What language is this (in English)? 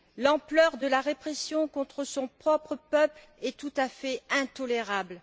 French